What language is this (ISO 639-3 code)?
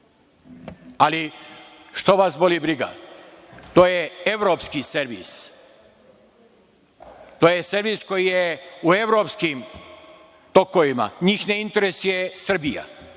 srp